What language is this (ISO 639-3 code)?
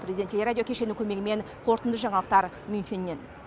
kaz